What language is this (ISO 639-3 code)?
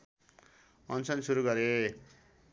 nep